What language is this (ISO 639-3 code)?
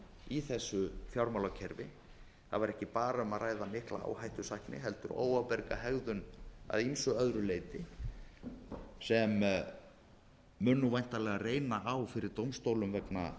isl